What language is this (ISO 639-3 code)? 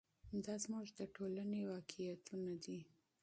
pus